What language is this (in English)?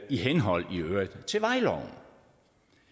Danish